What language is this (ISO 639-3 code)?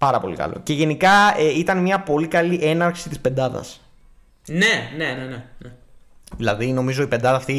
ell